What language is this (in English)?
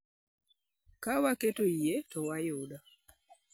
Luo (Kenya and Tanzania)